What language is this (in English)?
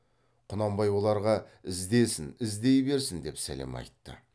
Kazakh